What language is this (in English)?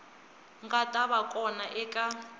Tsonga